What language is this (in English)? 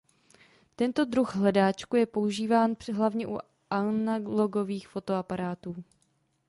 Czech